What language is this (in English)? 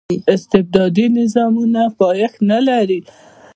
Pashto